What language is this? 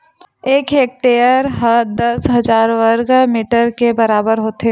Chhattisgarhi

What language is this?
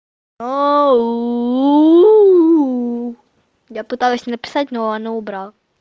Russian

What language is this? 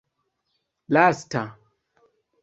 Esperanto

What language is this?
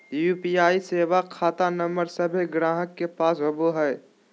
Magahi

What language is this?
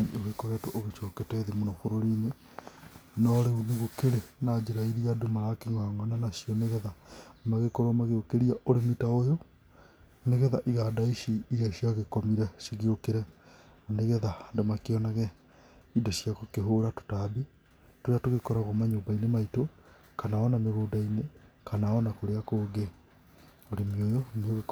Kikuyu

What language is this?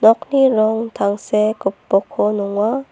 Garo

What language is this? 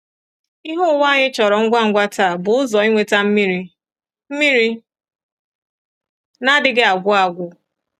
Igbo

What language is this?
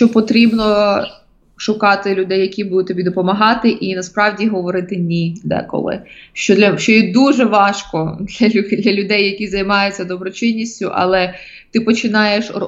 Ukrainian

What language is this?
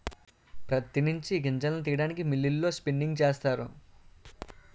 Telugu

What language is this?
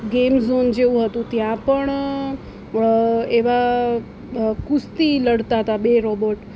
Gujarati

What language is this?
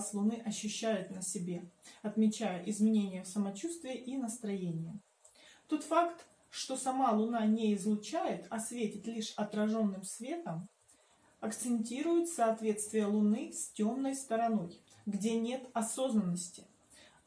Russian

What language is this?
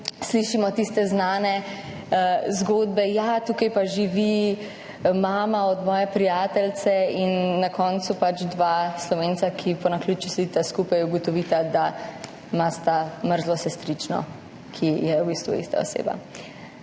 Slovenian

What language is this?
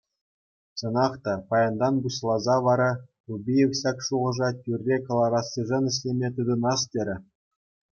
Chuvash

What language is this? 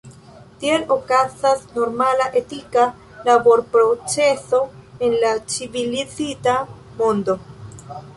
Esperanto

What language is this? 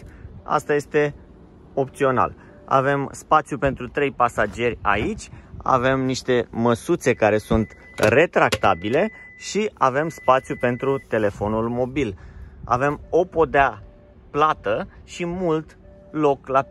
Romanian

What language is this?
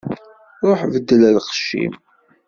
Kabyle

